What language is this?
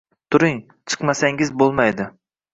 Uzbek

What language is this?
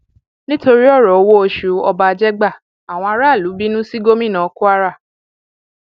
Yoruba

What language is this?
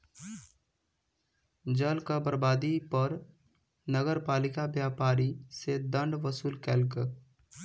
Maithili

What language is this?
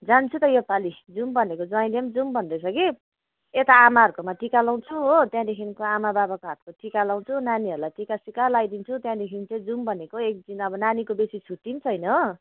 Nepali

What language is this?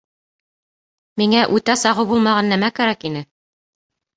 Bashkir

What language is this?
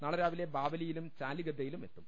Malayalam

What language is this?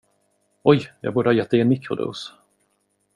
Swedish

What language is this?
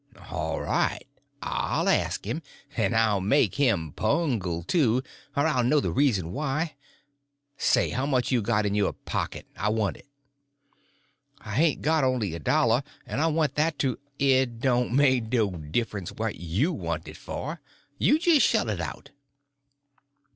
English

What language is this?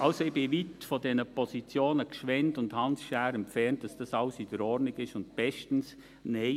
Swiss German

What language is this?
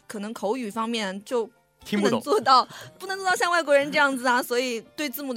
Chinese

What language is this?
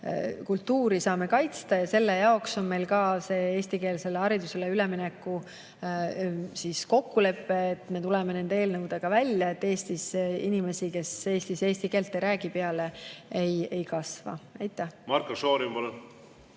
Estonian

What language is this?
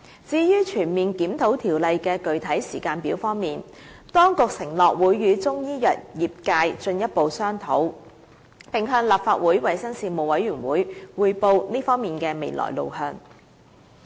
Cantonese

